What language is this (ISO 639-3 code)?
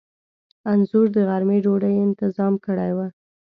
pus